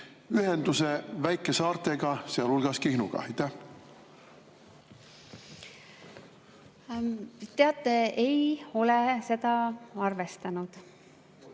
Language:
Estonian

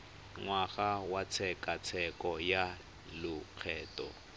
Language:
Tswana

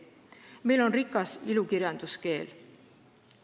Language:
Estonian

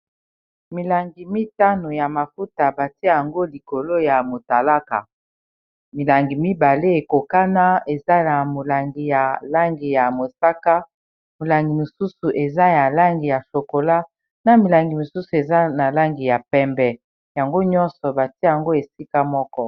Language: Lingala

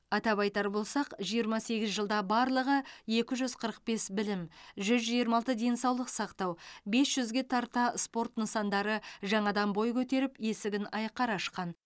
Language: Kazakh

